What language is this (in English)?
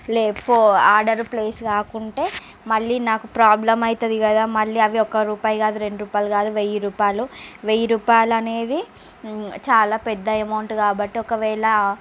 Telugu